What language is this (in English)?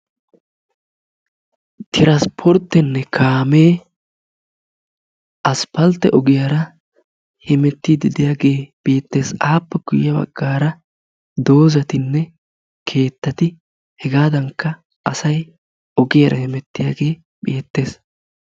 Wolaytta